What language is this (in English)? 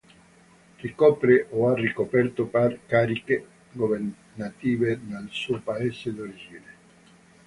Italian